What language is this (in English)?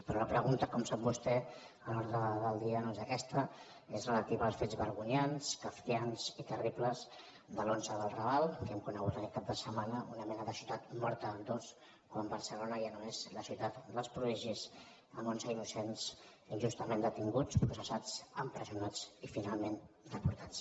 Catalan